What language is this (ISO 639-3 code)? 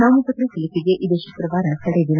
kan